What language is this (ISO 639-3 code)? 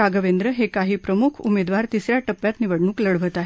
mar